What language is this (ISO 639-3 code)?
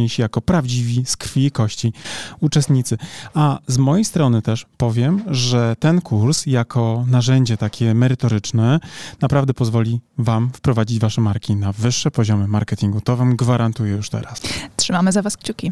pol